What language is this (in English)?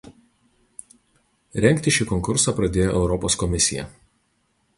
Lithuanian